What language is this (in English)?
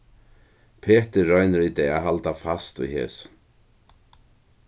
Faroese